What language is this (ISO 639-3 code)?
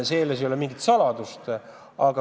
est